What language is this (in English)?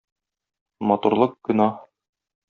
Tatar